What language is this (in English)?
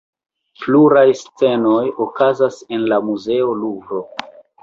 Esperanto